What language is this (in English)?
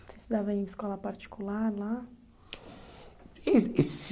Portuguese